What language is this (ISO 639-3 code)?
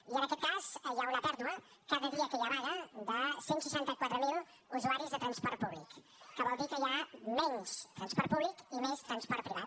cat